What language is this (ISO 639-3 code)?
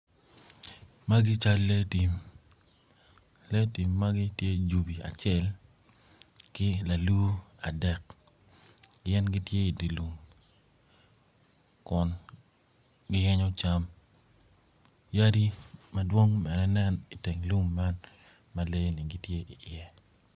ach